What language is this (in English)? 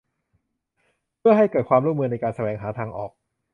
Thai